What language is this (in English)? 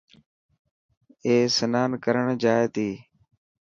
Dhatki